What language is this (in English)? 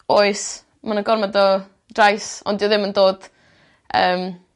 Welsh